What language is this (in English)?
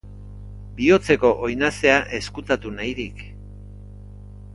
Basque